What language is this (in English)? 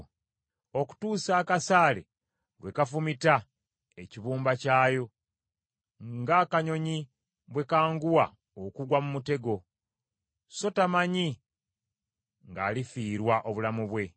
Ganda